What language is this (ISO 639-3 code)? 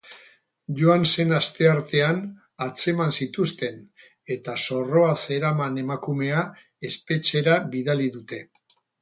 eus